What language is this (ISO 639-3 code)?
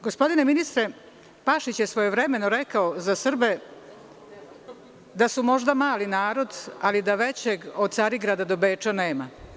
srp